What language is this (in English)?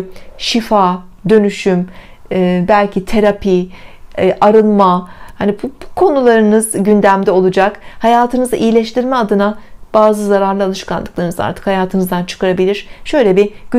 Turkish